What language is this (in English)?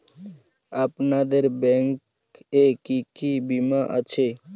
Bangla